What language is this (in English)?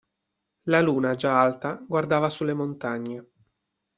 Italian